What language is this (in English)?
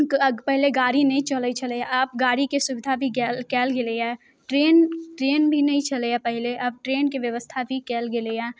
Maithili